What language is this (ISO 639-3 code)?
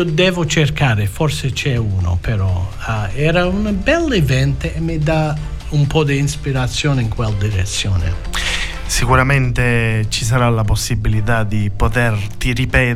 ita